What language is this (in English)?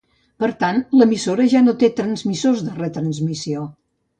Catalan